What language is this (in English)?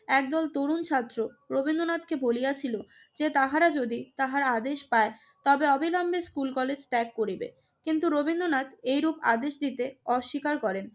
Bangla